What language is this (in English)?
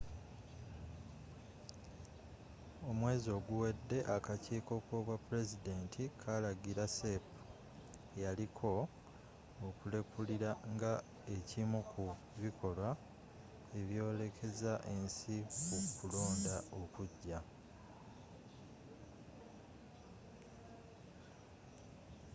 Ganda